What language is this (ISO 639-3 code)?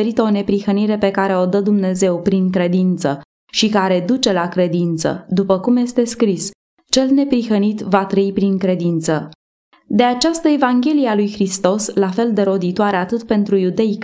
ron